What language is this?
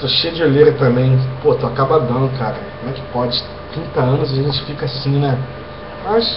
Portuguese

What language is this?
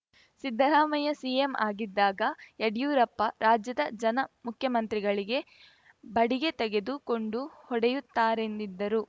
Kannada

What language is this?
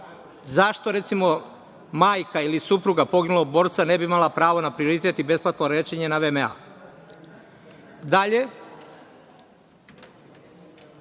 Serbian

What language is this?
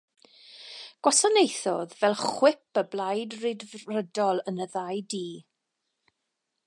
Welsh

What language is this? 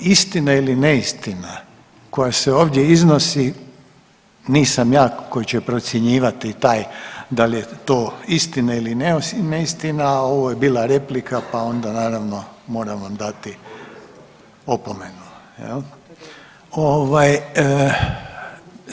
Croatian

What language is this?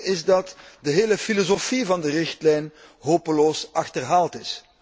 Dutch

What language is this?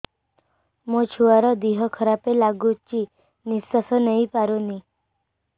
Odia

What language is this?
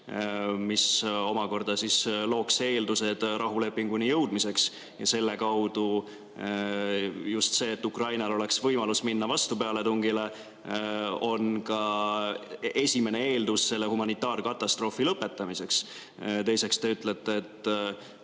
Estonian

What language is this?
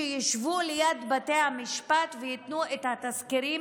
Hebrew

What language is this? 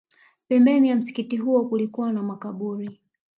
Swahili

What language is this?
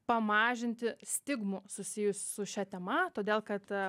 Lithuanian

